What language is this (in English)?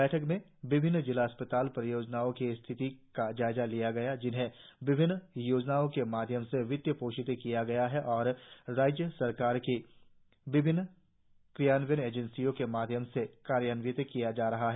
Hindi